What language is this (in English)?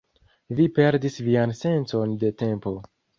Esperanto